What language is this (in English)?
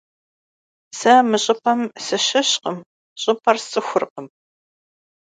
Kabardian